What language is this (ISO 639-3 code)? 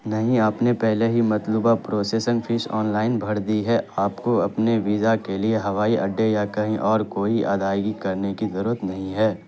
urd